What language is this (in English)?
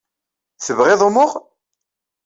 Kabyle